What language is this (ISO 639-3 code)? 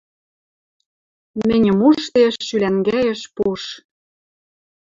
mrj